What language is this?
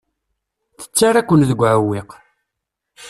Kabyle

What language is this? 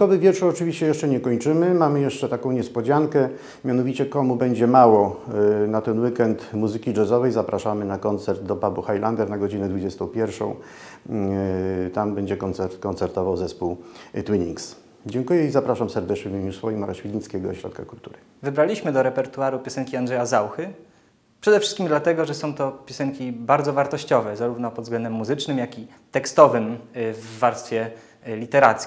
Polish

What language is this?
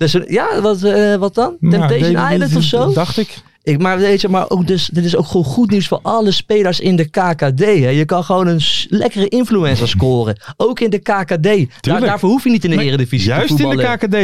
Dutch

